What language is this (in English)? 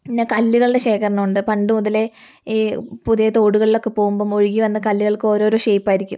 Malayalam